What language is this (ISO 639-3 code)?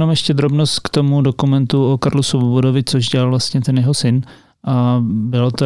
ces